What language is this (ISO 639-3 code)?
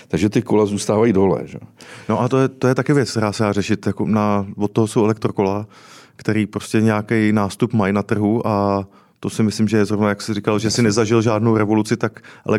ces